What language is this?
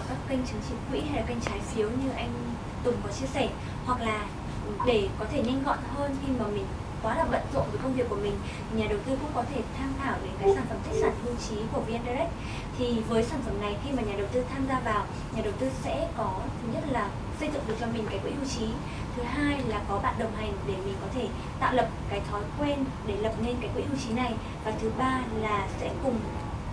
Vietnamese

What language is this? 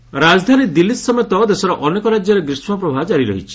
Odia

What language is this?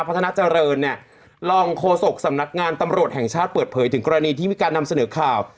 Thai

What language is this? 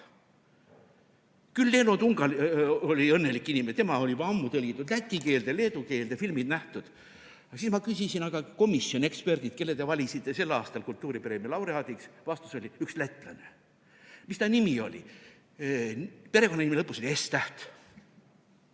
Estonian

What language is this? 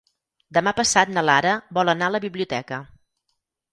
Catalan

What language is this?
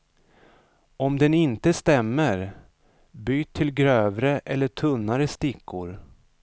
Swedish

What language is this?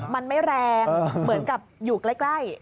Thai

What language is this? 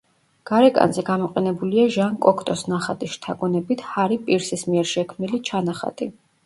Georgian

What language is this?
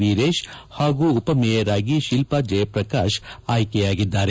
Kannada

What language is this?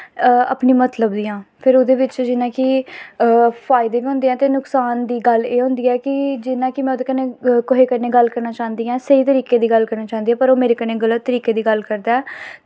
Dogri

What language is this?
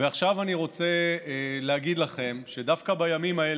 Hebrew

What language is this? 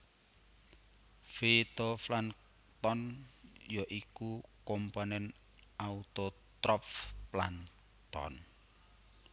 Javanese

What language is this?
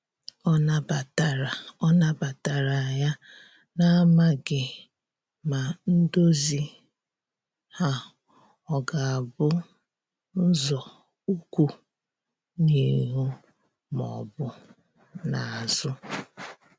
Igbo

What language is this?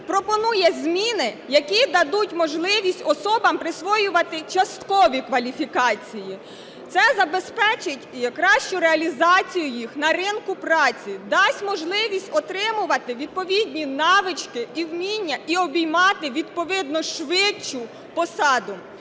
Ukrainian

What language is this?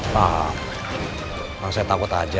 Indonesian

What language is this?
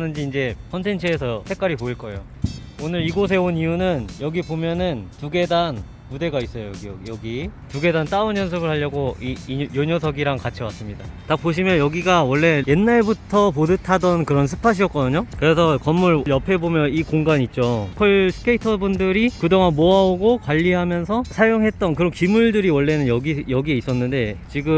Korean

